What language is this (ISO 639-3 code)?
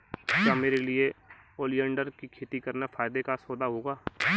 hin